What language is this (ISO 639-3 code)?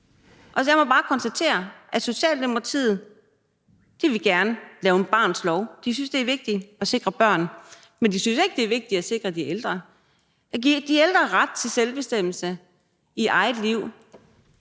dan